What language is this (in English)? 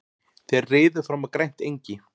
Icelandic